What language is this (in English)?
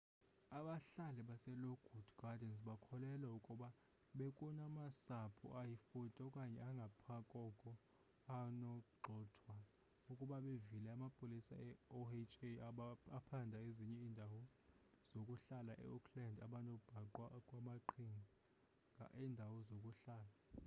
Xhosa